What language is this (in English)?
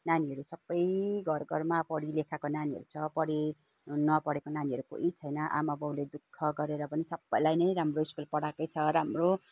Nepali